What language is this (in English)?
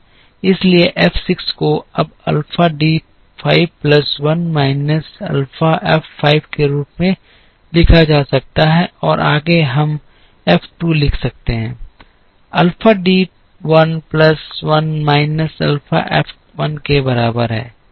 Hindi